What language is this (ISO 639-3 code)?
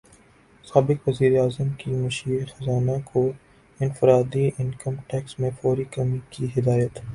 urd